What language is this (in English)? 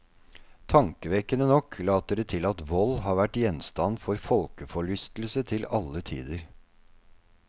Norwegian